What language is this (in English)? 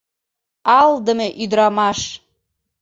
Mari